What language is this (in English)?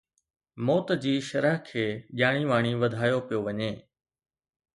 Sindhi